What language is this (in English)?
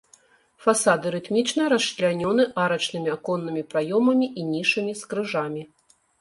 Belarusian